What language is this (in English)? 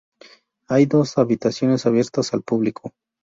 Spanish